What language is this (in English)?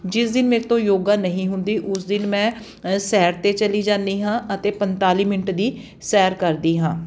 Punjabi